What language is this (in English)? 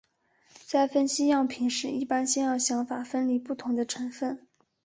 Chinese